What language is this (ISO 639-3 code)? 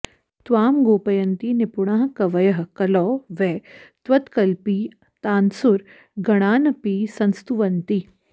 san